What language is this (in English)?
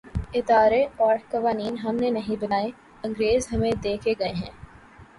Urdu